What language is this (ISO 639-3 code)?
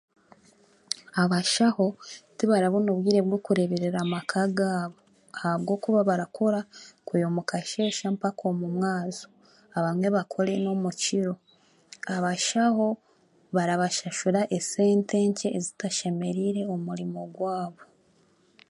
cgg